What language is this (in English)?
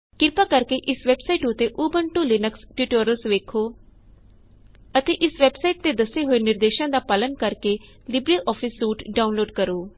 Punjabi